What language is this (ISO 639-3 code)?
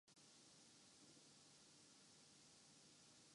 urd